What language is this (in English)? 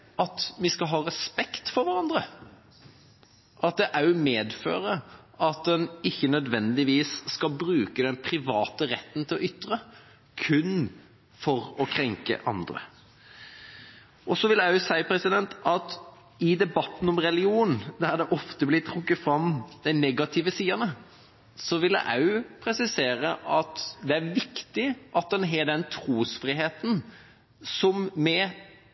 Norwegian Bokmål